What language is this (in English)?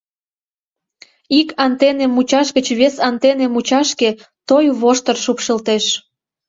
Mari